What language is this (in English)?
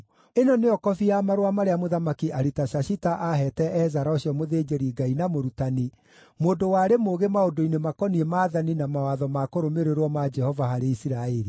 Kikuyu